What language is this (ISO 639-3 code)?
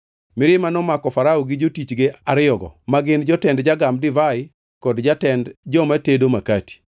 luo